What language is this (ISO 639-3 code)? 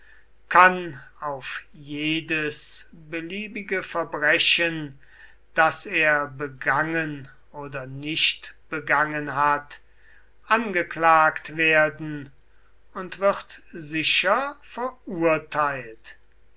deu